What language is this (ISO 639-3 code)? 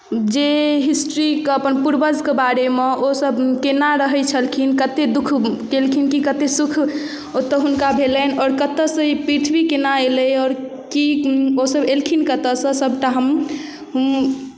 mai